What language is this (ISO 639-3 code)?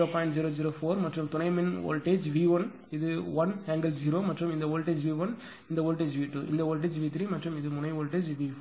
tam